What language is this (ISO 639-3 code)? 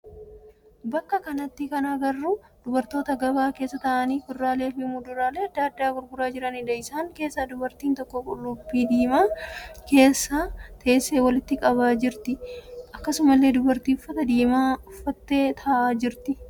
orm